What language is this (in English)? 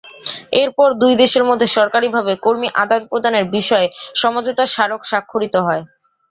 Bangla